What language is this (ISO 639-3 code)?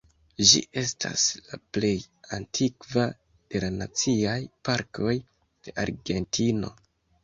epo